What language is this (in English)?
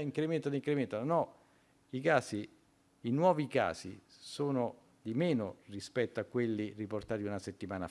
Italian